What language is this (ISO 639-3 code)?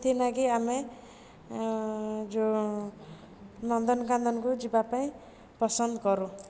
ori